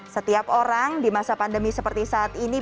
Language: Indonesian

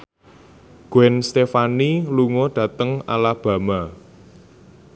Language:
Javanese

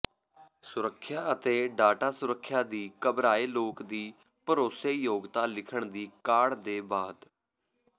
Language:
Punjabi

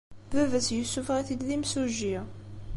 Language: Kabyle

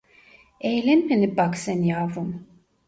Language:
Turkish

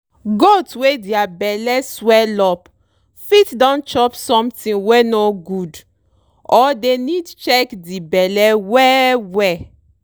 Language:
Nigerian Pidgin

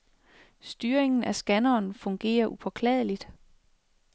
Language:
Danish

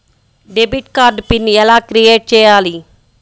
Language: Telugu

